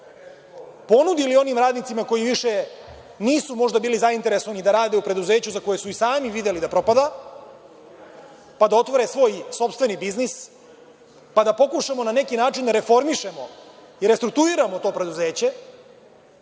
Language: Serbian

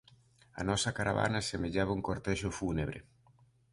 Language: Galician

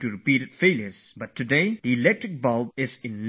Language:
English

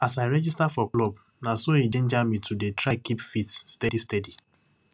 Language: Nigerian Pidgin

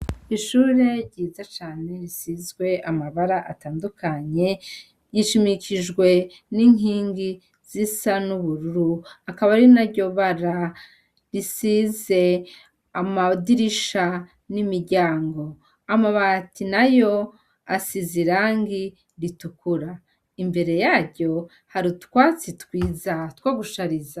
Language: Rundi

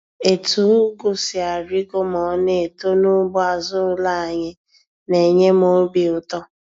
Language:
Igbo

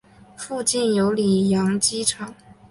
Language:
Chinese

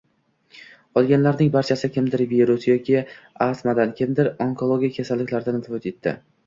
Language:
Uzbek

